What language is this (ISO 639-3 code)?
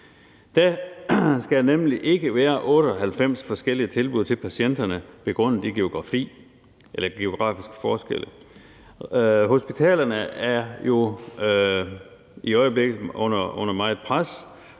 dan